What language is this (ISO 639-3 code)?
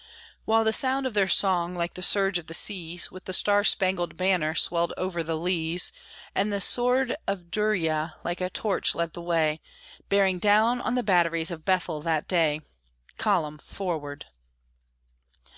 eng